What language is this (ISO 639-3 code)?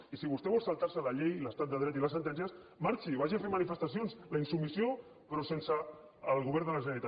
cat